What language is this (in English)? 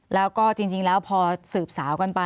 Thai